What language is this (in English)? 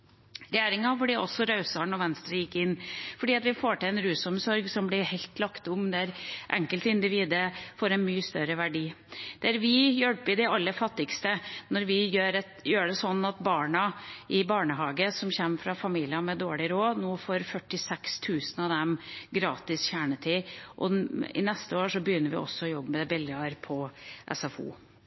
Norwegian Bokmål